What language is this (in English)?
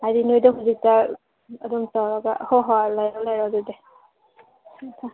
Manipuri